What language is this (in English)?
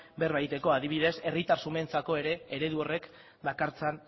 Basque